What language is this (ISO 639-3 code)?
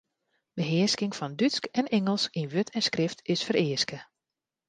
fry